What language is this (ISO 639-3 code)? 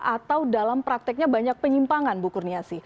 ind